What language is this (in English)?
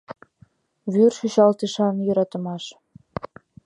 Mari